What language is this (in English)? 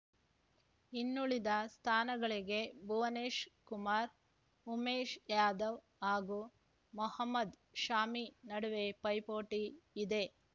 Kannada